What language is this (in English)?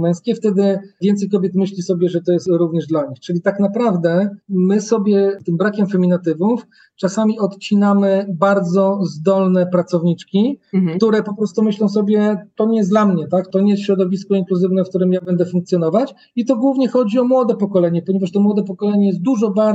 Polish